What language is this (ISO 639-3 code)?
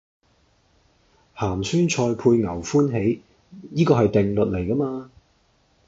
yue